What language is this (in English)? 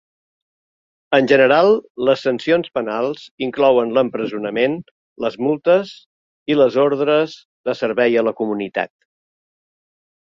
Catalan